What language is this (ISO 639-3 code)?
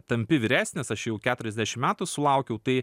lit